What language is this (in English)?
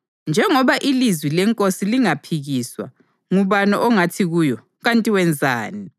North Ndebele